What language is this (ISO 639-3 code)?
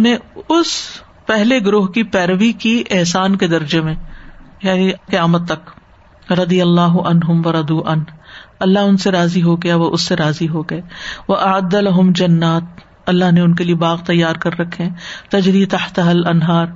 urd